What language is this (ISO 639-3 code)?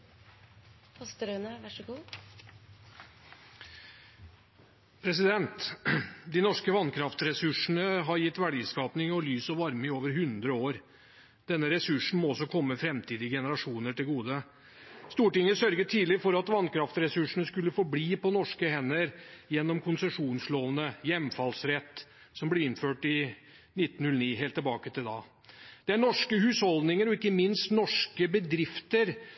nor